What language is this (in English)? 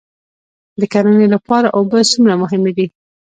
Pashto